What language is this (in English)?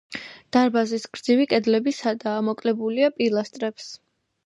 Georgian